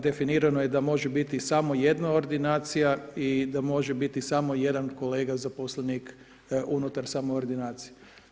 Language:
Croatian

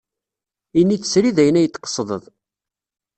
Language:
Kabyle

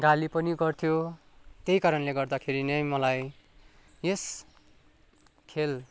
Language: Nepali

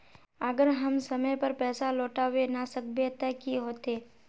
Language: Magahi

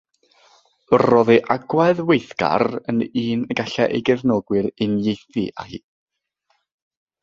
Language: Welsh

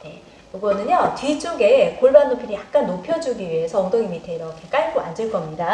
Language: Korean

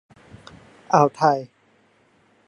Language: Thai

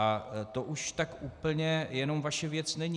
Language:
Czech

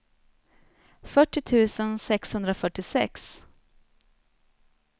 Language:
Swedish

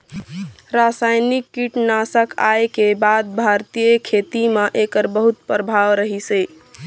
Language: Chhattisgarhi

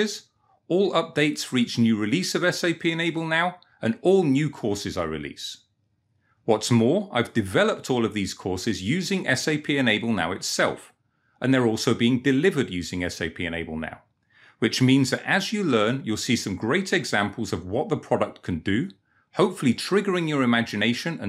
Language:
English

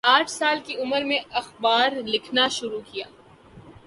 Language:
Urdu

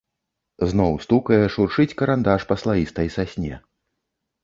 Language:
Belarusian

